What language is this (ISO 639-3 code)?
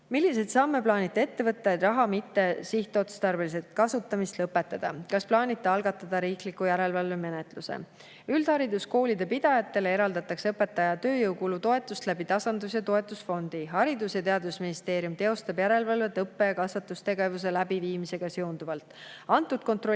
est